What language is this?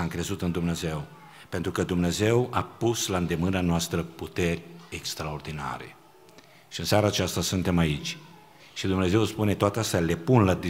Romanian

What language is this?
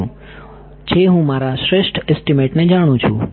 Gujarati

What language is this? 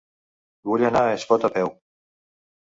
Catalan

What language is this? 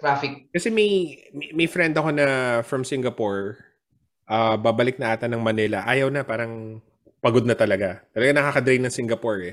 Filipino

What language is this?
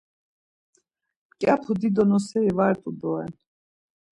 Laz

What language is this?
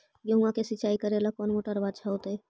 Magahi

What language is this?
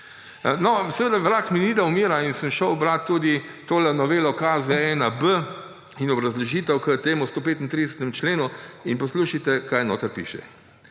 Slovenian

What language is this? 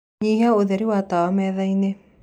Kikuyu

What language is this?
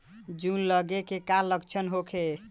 Bhojpuri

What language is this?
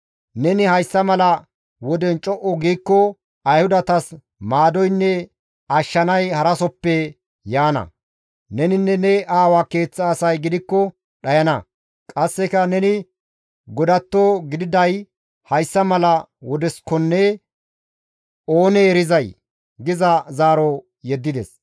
Gamo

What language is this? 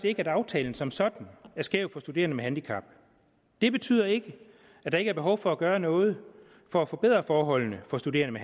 Danish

